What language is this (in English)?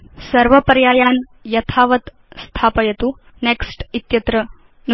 Sanskrit